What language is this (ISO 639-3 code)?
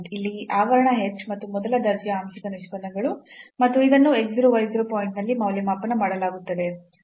kan